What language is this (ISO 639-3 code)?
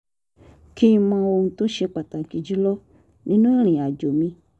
yor